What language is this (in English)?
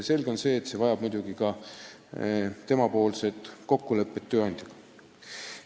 Estonian